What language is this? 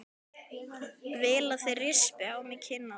Icelandic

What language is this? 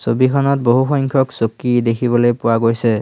Assamese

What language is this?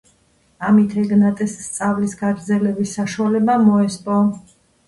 Georgian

